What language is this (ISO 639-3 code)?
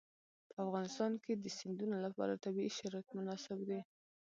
pus